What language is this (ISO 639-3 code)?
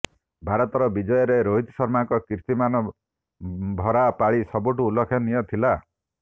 ori